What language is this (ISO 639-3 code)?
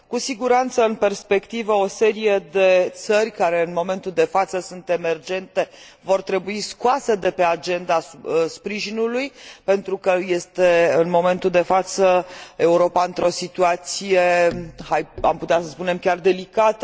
ron